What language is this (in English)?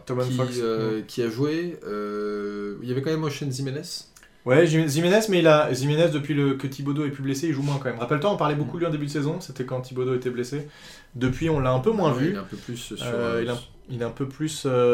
French